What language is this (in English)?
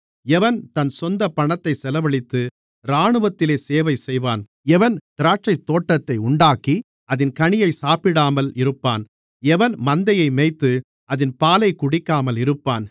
Tamil